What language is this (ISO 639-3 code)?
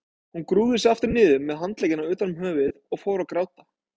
isl